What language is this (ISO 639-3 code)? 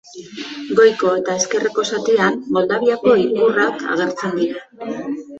eus